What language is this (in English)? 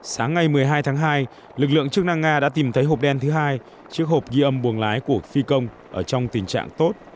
Vietnamese